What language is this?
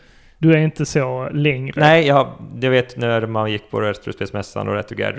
Swedish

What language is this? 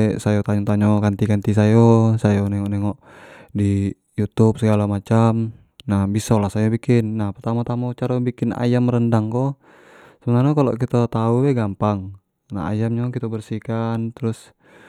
Jambi Malay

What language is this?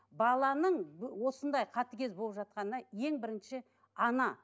Kazakh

